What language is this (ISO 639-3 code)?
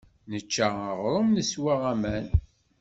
kab